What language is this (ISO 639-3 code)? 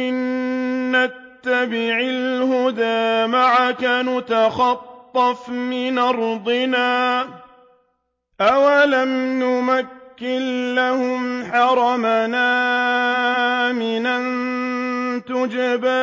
ara